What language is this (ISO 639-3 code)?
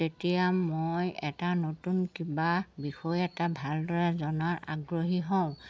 asm